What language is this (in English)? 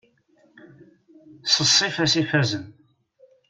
Kabyle